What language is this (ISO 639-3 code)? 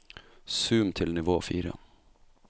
nor